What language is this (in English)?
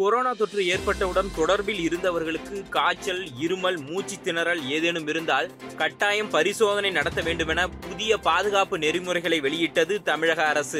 Tamil